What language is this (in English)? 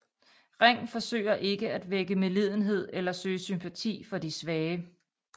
Danish